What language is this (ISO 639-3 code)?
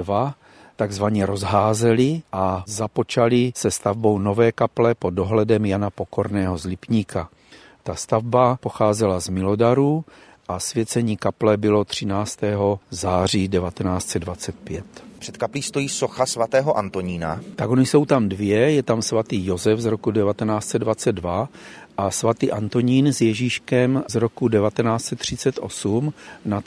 ces